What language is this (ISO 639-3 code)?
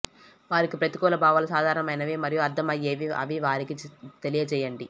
tel